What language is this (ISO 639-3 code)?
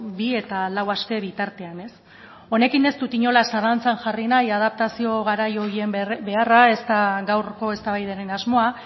eus